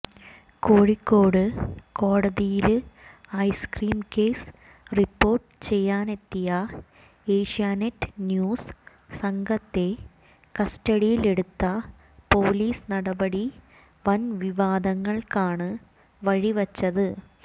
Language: Malayalam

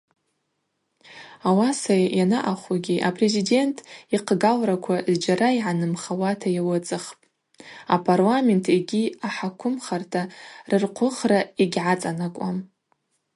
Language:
Abaza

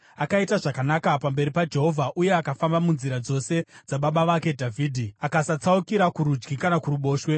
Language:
Shona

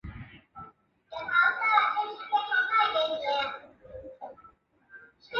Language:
Chinese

